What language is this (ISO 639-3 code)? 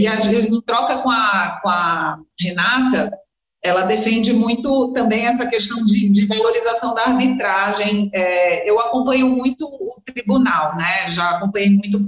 por